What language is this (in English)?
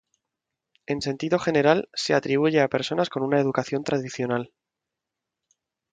Spanish